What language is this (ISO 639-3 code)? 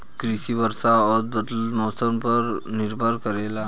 bho